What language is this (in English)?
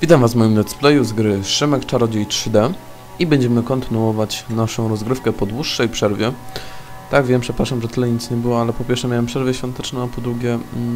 Polish